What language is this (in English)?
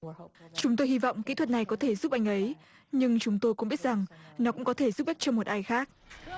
Vietnamese